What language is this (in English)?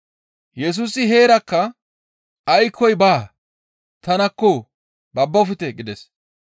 Gamo